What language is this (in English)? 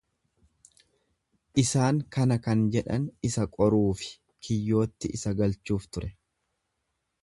Oromo